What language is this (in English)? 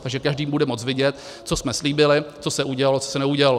Czech